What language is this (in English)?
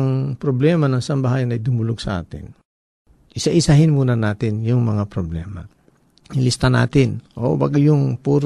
Filipino